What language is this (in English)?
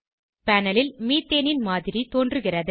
Tamil